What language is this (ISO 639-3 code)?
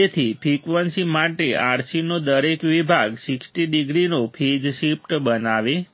guj